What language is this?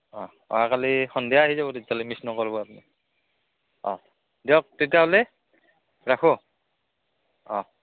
Assamese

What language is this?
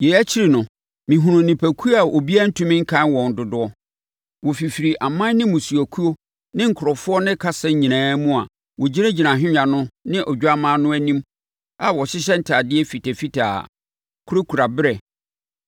Akan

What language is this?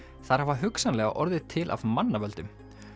Icelandic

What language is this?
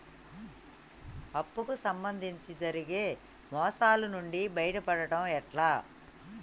Telugu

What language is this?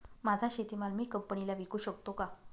Marathi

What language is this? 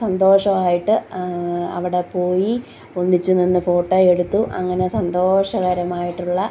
Malayalam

